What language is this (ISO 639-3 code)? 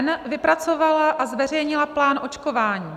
ces